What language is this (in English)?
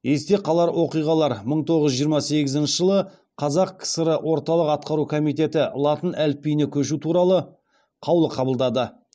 Kazakh